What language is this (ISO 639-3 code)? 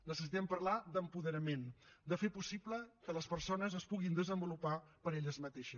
cat